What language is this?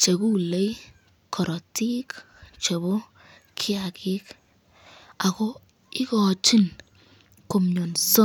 Kalenjin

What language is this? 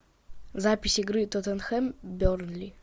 Russian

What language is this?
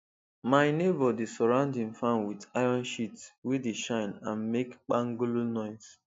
Nigerian Pidgin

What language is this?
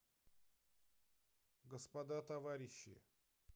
Russian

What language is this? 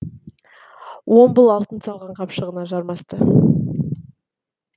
Kazakh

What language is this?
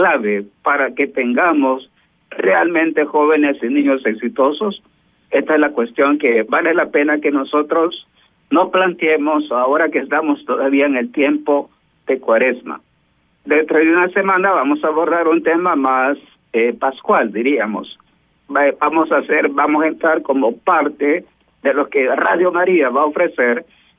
Spanish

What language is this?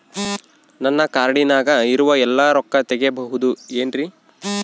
Kannada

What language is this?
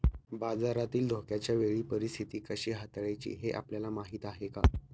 Marathi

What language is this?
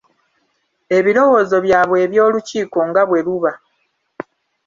Ganda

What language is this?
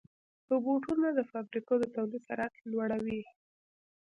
Pashto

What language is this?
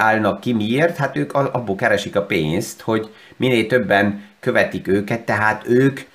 Hungarian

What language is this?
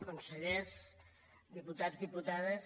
Catalan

